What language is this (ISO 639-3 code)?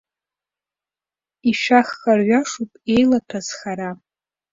abk